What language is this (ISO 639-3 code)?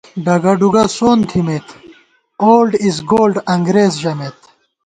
gwt